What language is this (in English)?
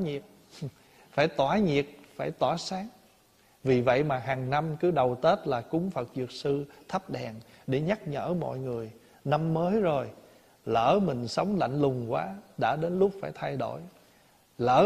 Vietnamese